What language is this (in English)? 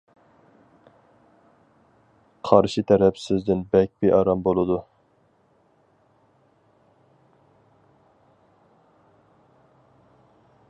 Uyghur